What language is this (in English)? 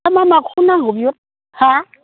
Bodo